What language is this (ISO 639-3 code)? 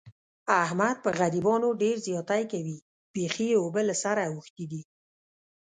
pus